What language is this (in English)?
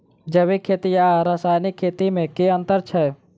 Maithili